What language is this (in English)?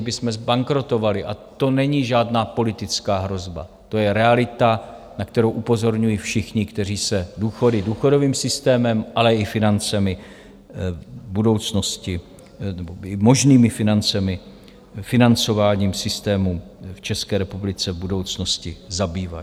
Czech